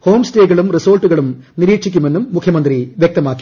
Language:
Malayalam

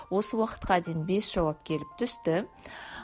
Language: Kazakh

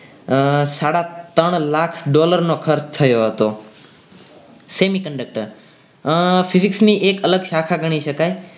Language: Gujarati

